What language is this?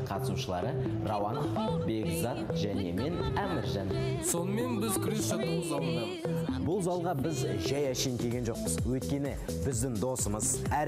Romanian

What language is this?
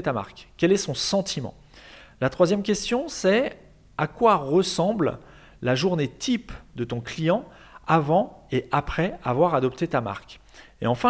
French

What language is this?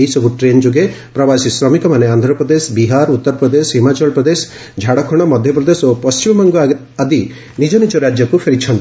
Odia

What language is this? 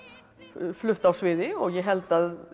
Icelandic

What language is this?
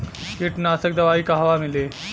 Bhojpuri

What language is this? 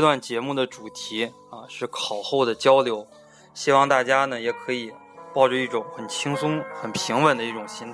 Chinese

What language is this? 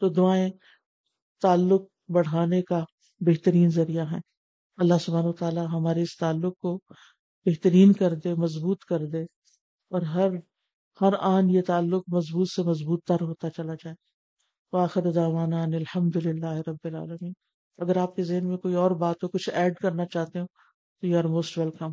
Urdu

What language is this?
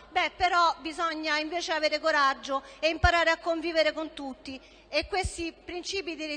Italian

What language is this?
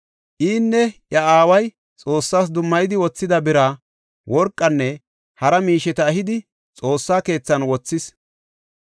Gofa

